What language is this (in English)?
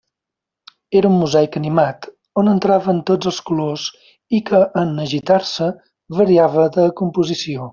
Catalan